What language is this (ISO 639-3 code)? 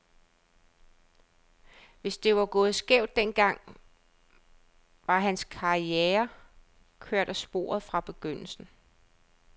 dan